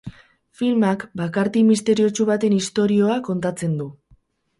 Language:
Basque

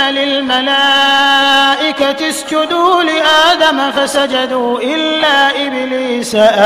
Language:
Arabic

